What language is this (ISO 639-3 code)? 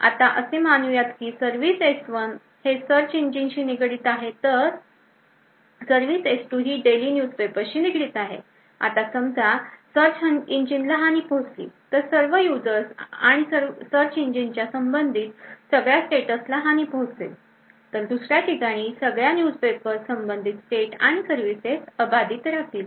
mar